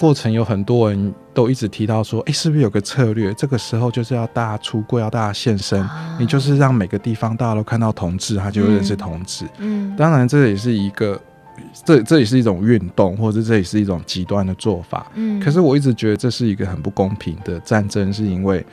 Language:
Chinese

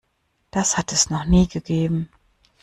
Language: German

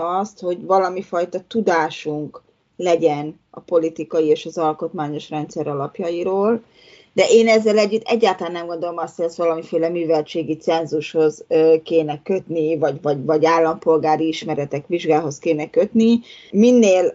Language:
Hungarian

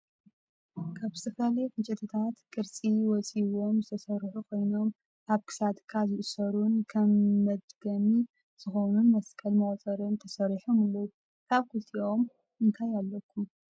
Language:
Tigrinya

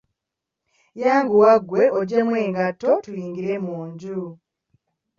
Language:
Ganda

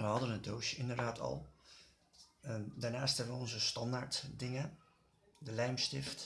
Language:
Dutch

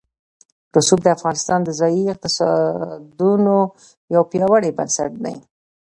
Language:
Pashto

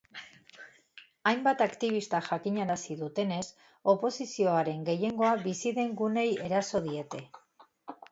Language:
Basque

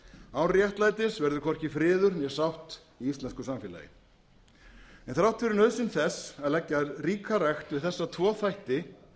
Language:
Icelandic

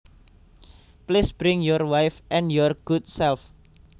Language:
Javanese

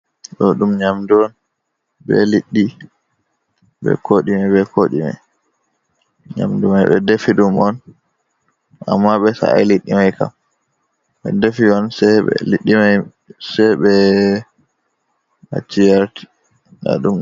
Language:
Fula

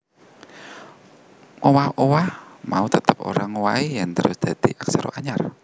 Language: Javanese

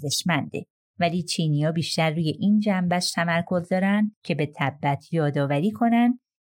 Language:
Persian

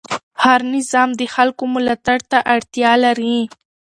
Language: Pashto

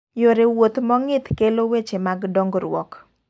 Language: Luo (Kenya and Tanzania)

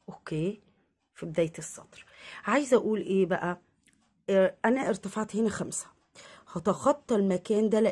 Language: Arabic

